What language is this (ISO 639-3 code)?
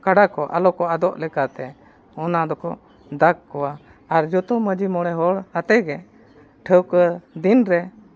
sat